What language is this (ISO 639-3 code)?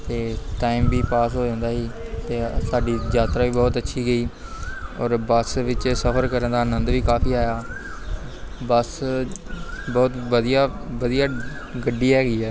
pan